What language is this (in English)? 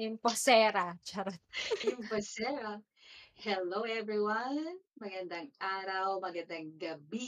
Filipino